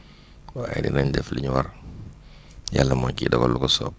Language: Wolof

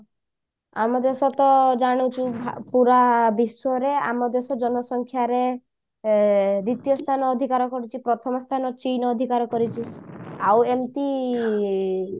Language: Odia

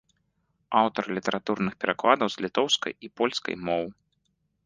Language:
Belarusian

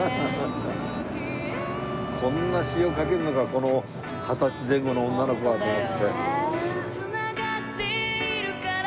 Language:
Japanese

